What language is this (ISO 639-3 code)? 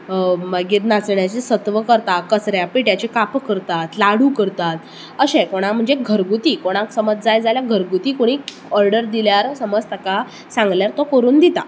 kok